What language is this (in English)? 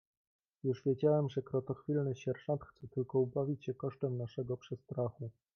Polish